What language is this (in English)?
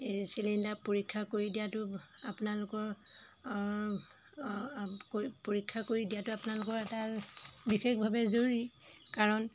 Assamese